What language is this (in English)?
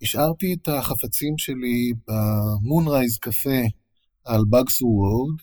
Hebrew